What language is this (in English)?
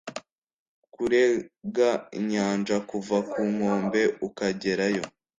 Kinyarwanda